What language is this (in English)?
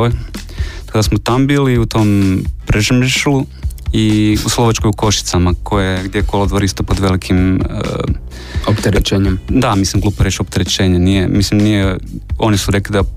Croatian